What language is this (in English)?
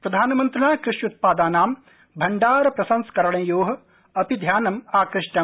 Sanskrit